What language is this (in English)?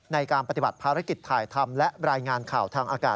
Thai